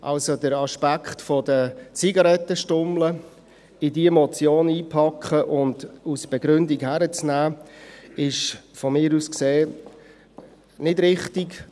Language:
Swiss German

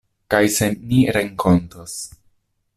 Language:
Esperanto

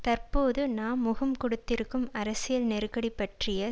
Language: Tamil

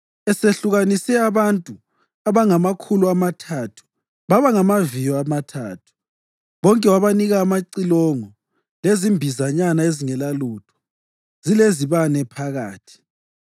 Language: North Ndebele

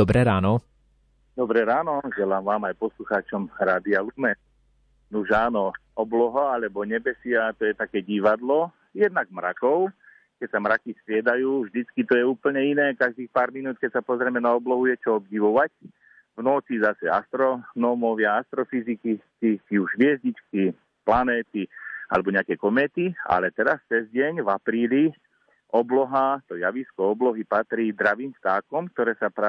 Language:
Slovak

